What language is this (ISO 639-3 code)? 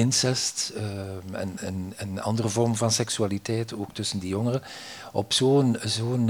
nld